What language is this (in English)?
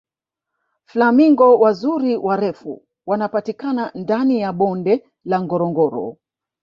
Swahili